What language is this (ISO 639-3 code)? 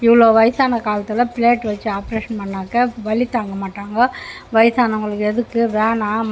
tam